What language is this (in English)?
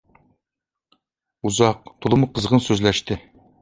Uyghur